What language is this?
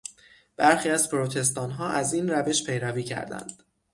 Persian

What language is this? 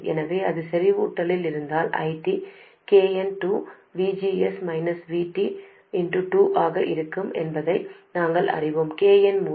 Tamil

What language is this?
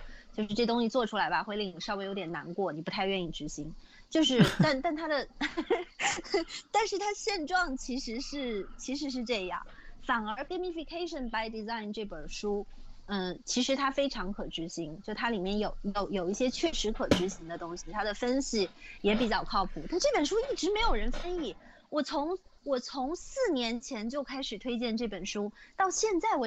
Chinese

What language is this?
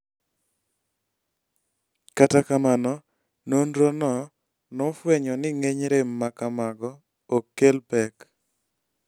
Luo (Kenya and Tanzania)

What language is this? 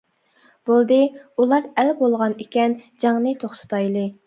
Uyghur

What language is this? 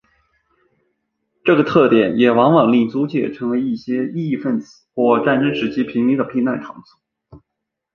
Chinese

